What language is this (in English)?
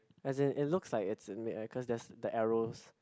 English